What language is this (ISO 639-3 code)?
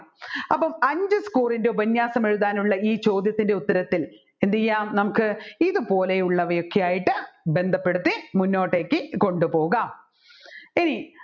mal